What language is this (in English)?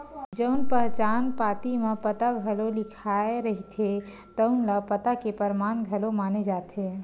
Chhattisgarhi